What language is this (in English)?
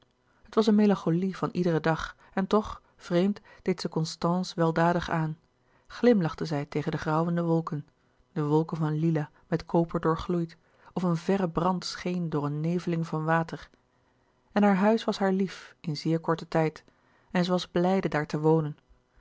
Dutch